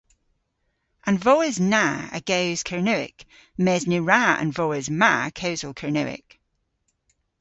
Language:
Cornish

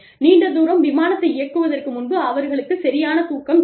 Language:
Tamil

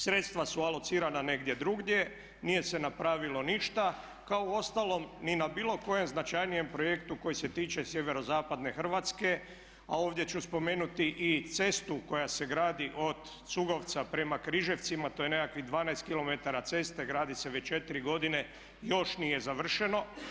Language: Croatian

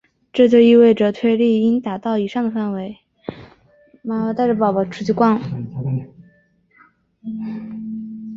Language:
Chinese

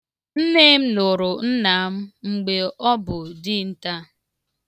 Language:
Igbo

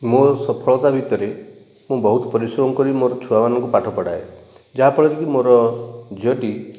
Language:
Odia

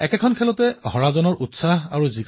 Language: Assamese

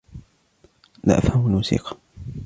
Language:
Arabic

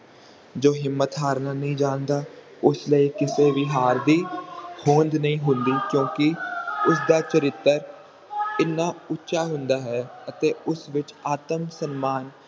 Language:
Punjabi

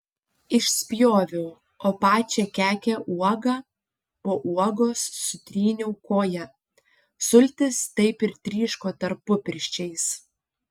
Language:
Lithuanian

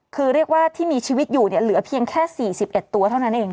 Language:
Thai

